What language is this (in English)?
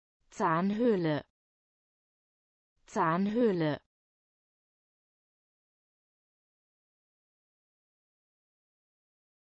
German